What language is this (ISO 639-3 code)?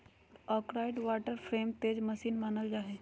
mag